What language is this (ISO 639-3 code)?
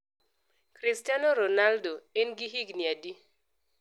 luo